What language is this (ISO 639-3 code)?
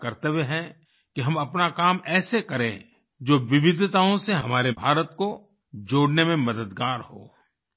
hin